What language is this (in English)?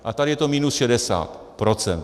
Czech